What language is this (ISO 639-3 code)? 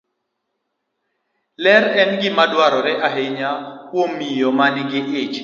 luo